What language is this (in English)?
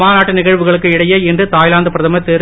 Tamil